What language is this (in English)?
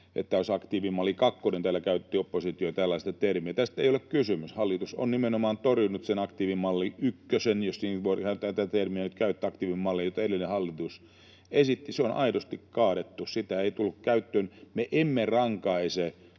Finnish